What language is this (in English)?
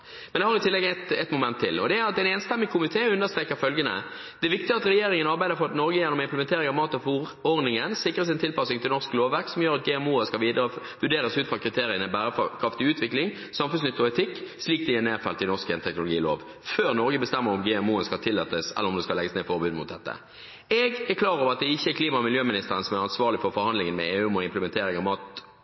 Norwegian Bokmål